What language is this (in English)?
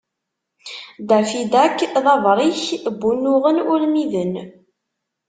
Kabyle